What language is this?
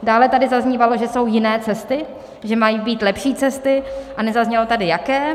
Czech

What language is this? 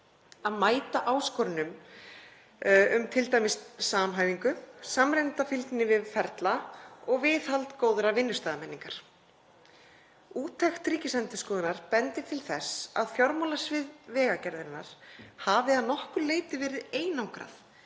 Icelandic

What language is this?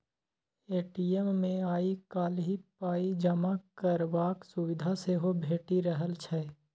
Maithili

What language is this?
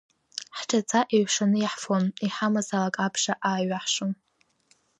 Abkhazian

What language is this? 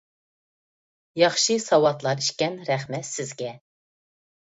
Uyghur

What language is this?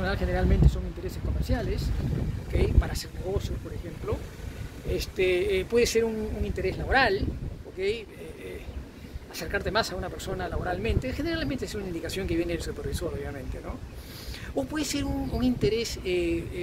Spanish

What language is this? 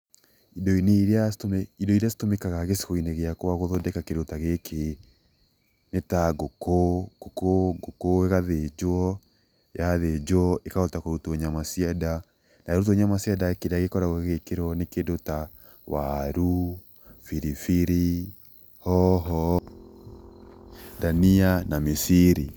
Kikuyu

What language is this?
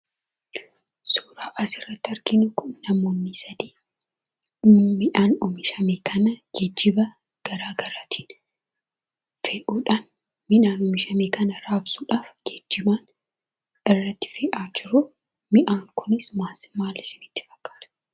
Oromo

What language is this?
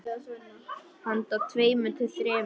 Icelandic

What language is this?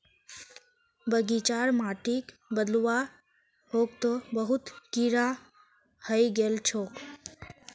Magahi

